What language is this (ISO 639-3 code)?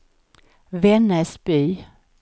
swe